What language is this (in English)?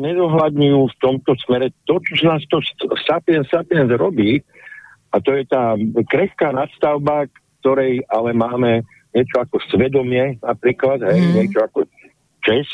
Slovak